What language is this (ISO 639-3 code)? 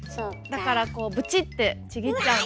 jpn